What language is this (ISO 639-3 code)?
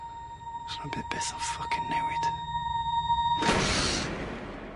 cym